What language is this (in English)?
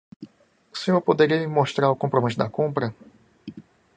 Portuguese